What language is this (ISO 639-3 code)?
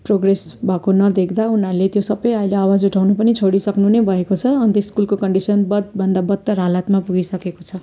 nep